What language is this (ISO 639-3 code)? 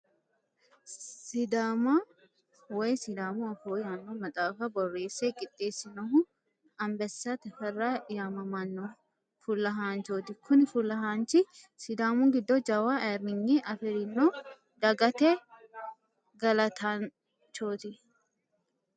sid